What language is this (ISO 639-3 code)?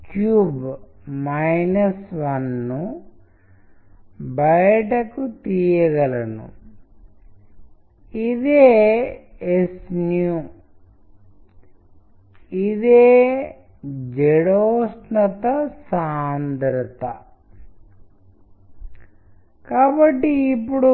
tel